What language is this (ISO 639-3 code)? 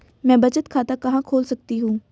hin